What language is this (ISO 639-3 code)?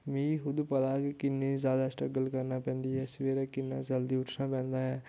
doi